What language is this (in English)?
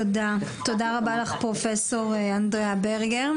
Hebrew